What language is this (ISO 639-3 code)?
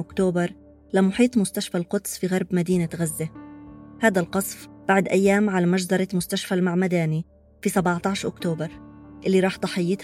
ara